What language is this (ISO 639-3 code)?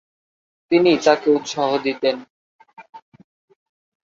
ben